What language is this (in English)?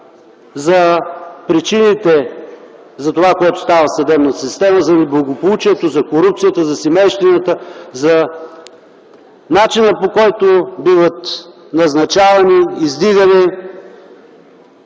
Bulgarian